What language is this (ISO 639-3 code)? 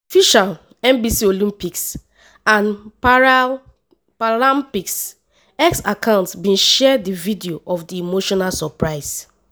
pcm